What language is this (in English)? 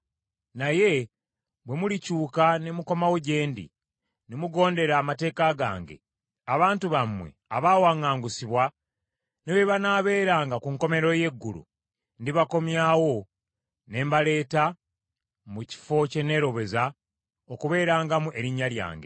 Ganda